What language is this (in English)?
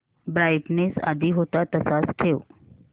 Marathi